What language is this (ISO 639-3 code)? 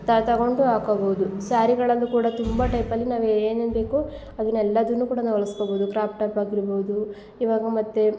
kan